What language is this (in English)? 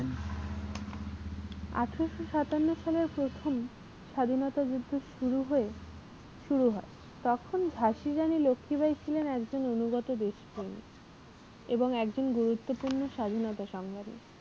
Bangla